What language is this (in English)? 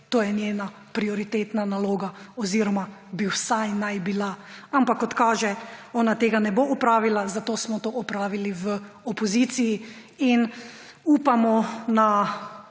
Slovenian